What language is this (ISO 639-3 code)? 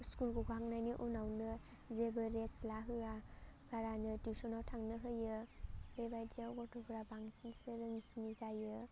brx